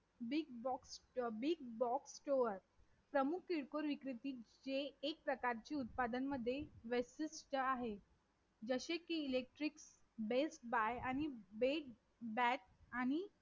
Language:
Marathi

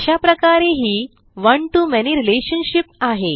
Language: Marathi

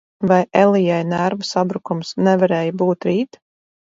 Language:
Latvian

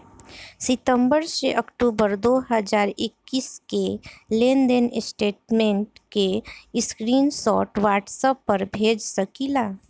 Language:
Bhojpuri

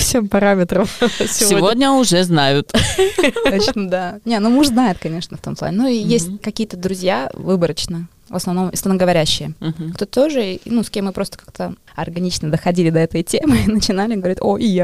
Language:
Russian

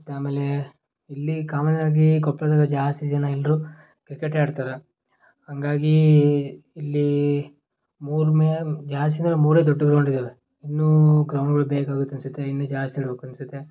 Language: Kannada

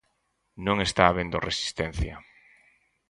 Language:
Galician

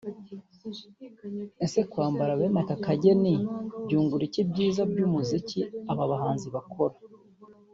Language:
Kinyarwanda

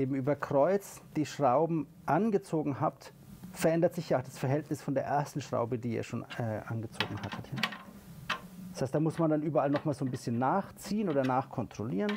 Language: German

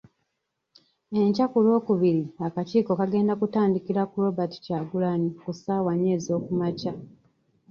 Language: Ganda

